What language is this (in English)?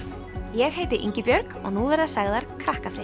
Icelandic